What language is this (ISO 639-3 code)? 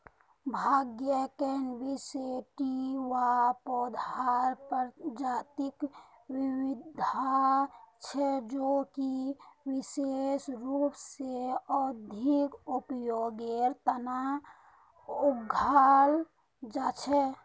mag